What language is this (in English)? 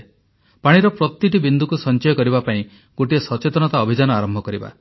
Odia